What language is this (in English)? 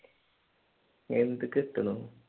Malayalam